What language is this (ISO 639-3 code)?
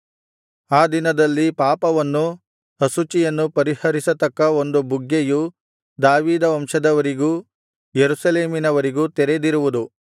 kan